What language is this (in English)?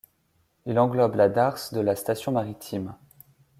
French